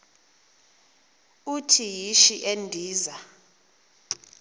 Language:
Xhosa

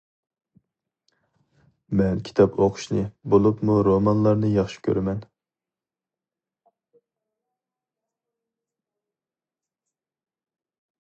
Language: Uyghur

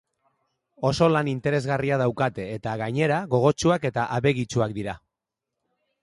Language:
Basque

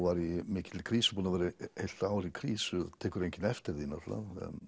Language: Icelandic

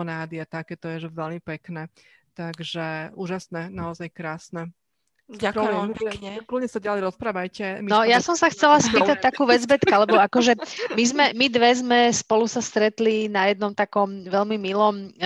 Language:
Slovak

